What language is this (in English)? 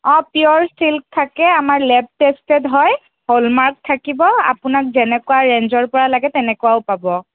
Assamese